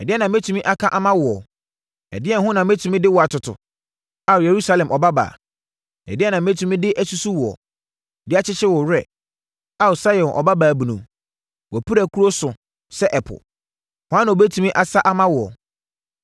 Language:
Akan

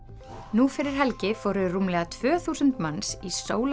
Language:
Icelandic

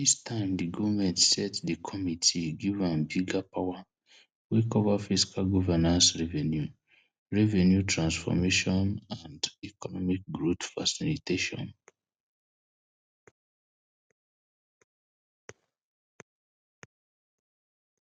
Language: Nigerian Pidgin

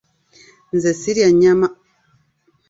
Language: Ganda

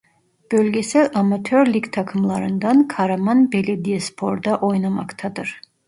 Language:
Turkish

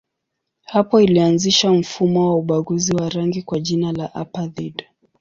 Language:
Swahili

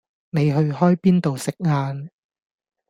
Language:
Cantonese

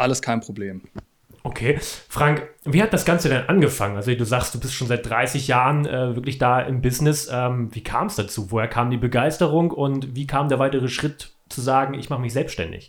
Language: German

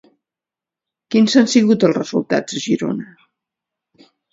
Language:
Catalan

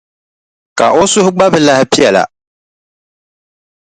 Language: Dagbani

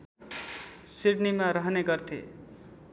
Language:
Nepali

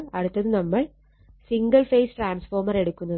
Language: Malayalam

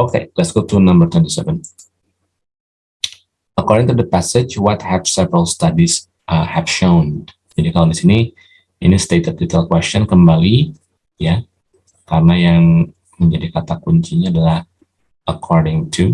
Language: Indonesian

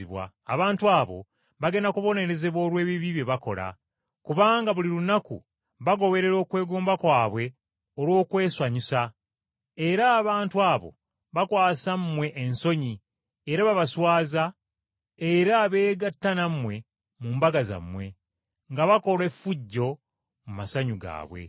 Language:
Ganda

